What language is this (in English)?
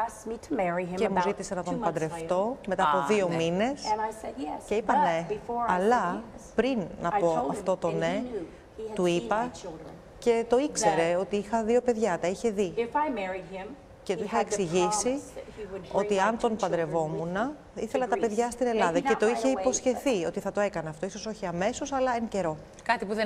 Greek